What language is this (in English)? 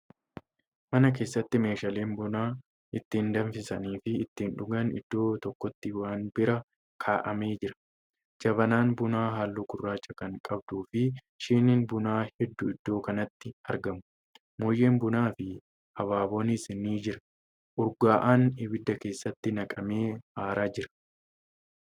Oromo